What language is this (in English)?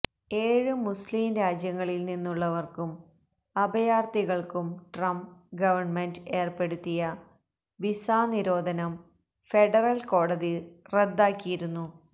Malayalam